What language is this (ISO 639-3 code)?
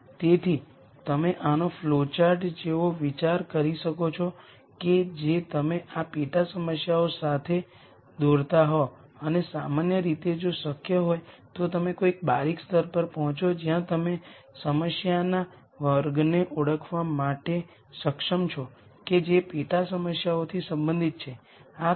guj